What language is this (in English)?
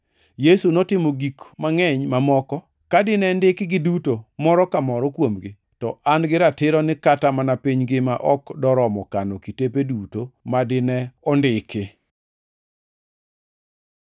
Luo (Kenya and Tanzania)